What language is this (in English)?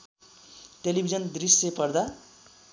Nepali